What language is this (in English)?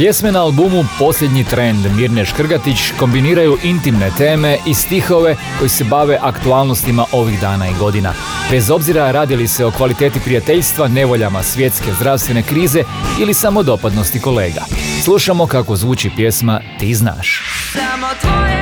Croatian